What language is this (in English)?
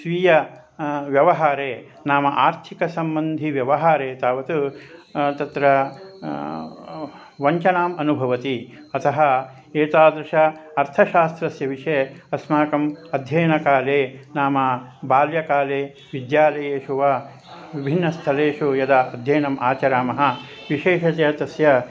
Sanskrit